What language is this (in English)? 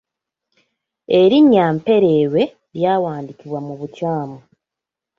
Ganda